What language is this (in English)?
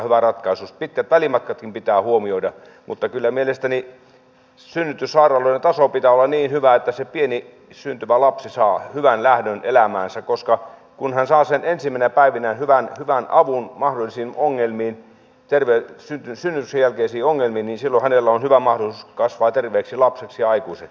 Finnish